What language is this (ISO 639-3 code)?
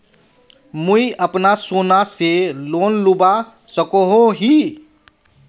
mag